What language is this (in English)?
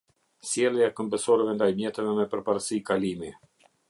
Albanian